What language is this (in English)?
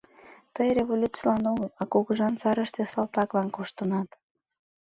Mari